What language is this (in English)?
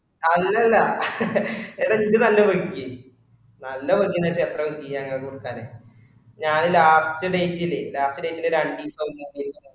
Malayalam